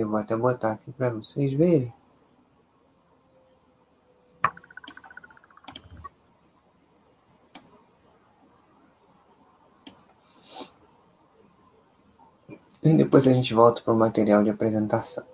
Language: Portuguese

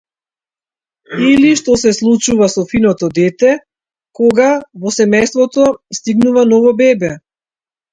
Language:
Macedonian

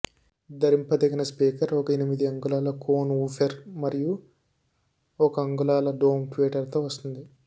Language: Telugu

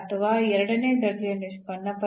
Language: Kannada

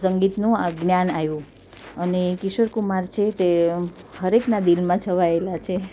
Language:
Gujarati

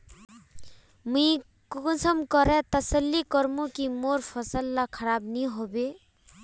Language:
Magahi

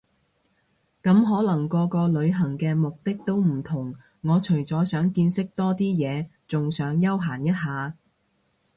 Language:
Cantonese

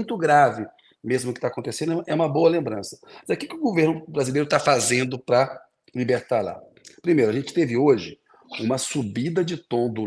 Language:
Portuguese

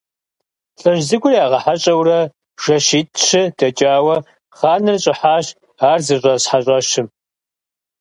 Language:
Kabardian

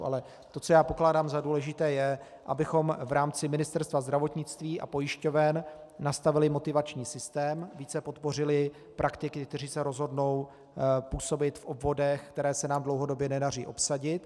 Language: Czech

